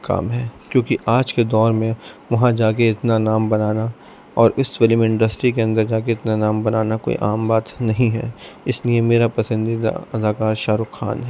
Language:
Urdu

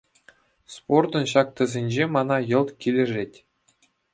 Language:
Chuvash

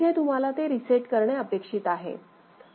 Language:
Marathi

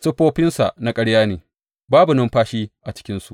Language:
Hausa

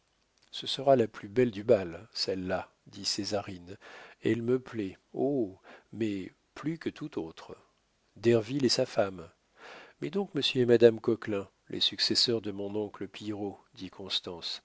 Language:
French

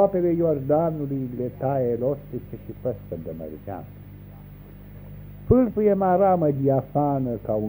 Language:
Romanian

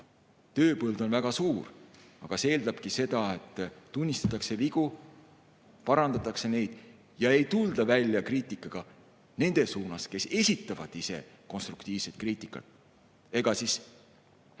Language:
Estonian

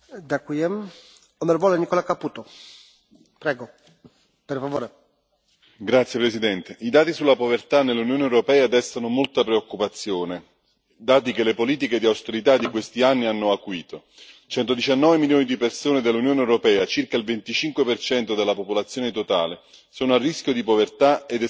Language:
Italian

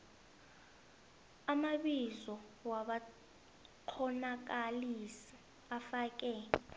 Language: South Ndebele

